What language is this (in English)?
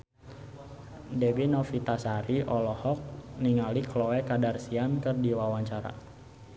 Sundanese